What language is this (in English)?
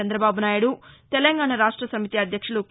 Telugu